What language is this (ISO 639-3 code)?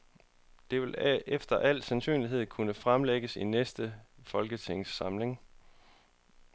dan